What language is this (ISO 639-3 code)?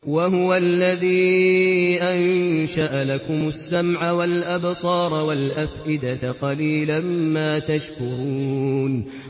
ara